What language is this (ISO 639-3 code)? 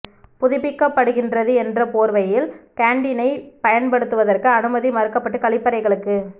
tam